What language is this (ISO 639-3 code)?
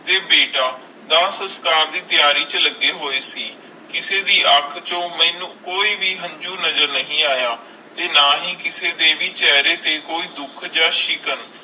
pan